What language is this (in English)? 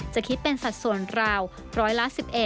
Thai